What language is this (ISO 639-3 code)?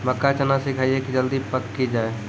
mai